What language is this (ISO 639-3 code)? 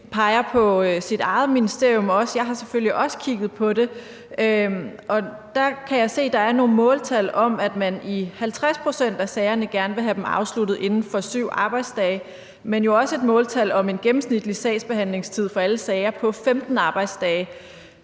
dan